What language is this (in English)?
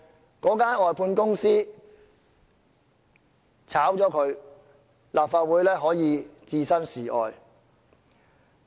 Cantonese